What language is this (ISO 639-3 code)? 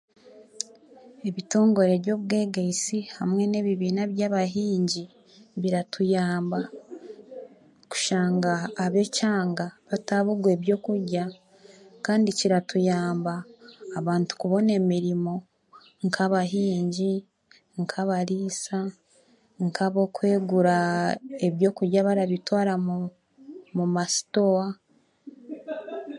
cgg